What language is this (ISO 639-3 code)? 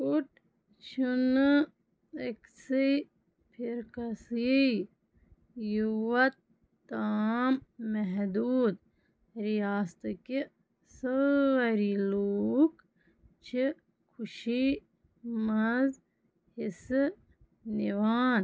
kas